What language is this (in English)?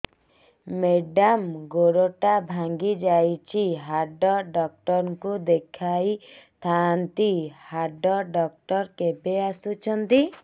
Odia